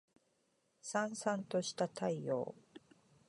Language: Japanese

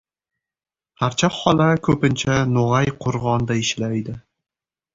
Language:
Uzbek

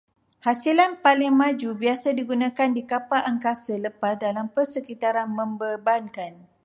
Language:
Malay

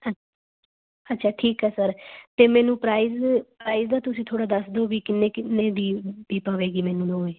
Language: Punjabi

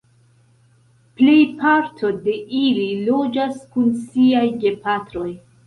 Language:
Esperanto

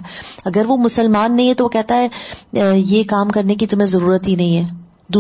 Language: Urdu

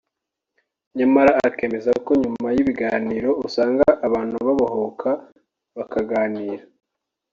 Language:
Kinyarwanda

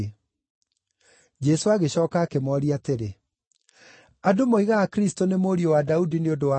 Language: Kikuyu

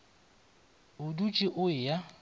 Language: Northern Sotho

